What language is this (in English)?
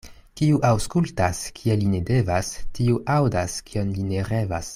Esperanto